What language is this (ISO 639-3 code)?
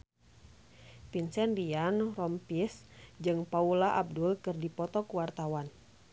sun